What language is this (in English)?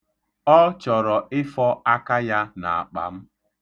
Igbo